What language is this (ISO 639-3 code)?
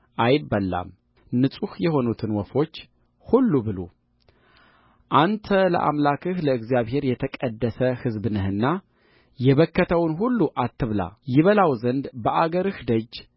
amh